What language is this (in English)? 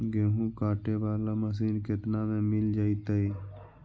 Magahi